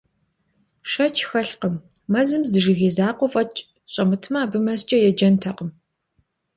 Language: Kabardian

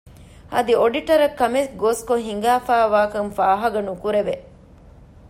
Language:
Divehi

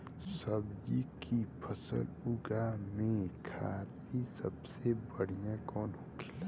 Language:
Bhojpuri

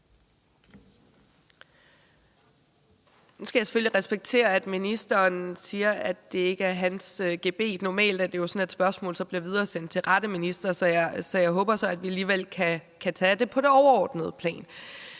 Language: Danish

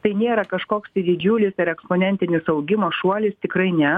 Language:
Lithuanian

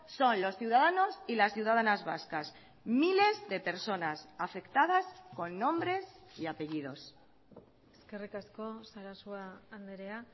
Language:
Spanish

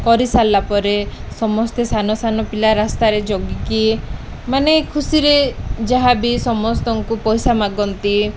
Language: Odia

